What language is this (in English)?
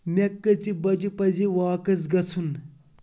Kashmiri